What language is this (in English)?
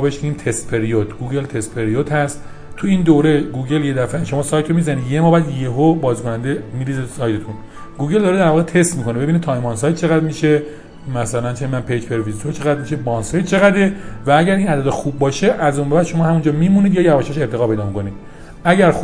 Persian